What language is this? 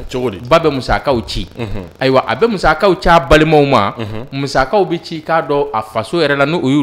French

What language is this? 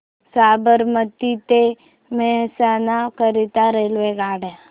Marathi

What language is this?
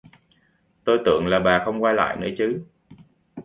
Vietnamese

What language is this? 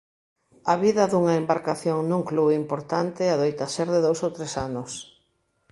Galician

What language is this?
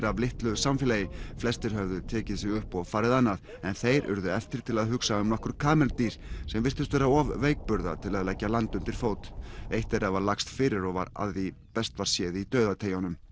Icelandic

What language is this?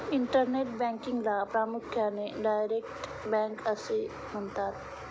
Marathi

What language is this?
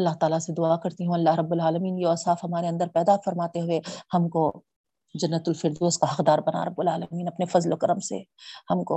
Urdu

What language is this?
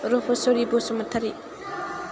Bodo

